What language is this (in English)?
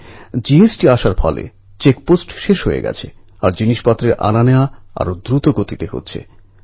Bangla